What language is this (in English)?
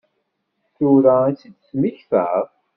Kabyle